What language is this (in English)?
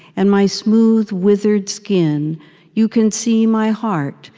English